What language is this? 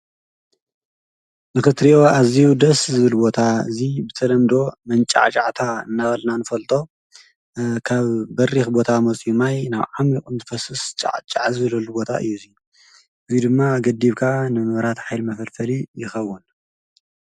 Tigrinya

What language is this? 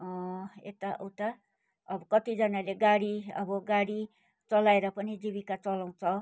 Nepali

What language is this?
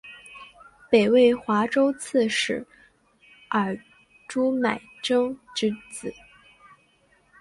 Chinese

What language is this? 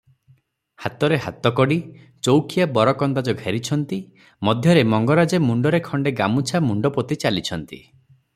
Odia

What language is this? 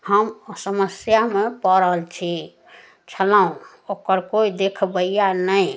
Maithili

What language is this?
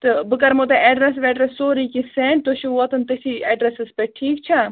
Kashmiri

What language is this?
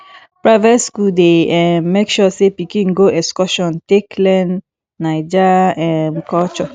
Nigerian Pidgin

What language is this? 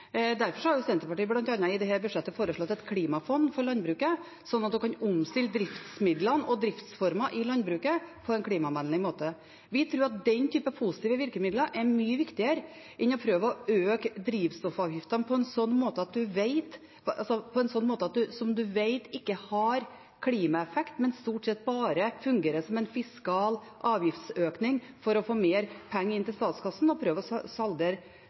Norwegian Bokmål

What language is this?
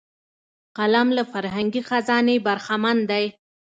Pashto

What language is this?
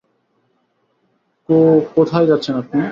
Bangla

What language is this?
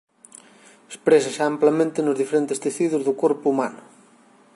Galician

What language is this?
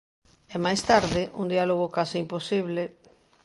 Galician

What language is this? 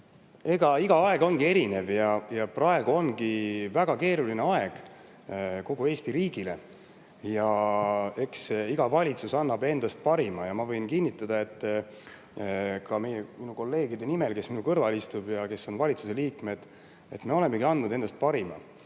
Estonian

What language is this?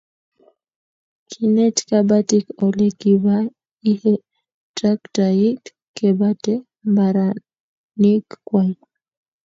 Kalenjin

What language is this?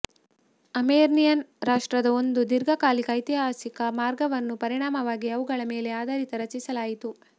Kannada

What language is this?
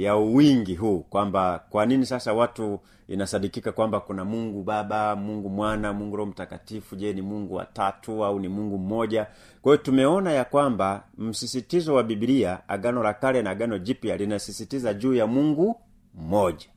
Swahili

